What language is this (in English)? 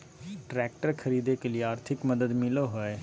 Magahi